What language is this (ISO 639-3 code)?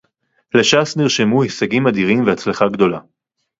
heb